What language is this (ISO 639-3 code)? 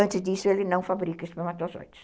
por